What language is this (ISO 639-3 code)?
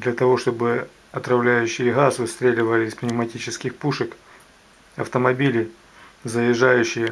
rus